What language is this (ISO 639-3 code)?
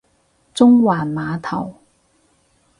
yue